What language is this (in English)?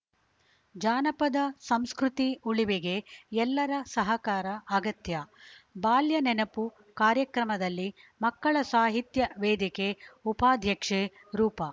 Kannada